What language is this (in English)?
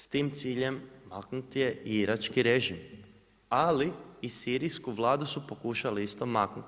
Croatian